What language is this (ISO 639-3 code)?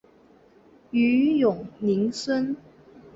zho